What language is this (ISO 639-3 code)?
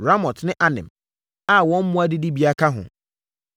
aka